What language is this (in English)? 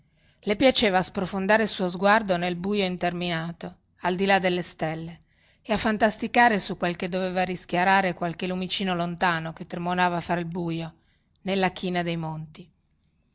Italian